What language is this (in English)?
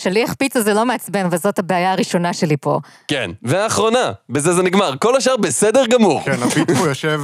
Hebrew